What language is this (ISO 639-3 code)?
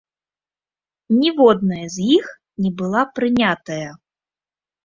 bel